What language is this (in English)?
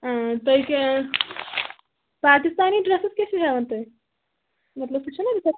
Kashmiri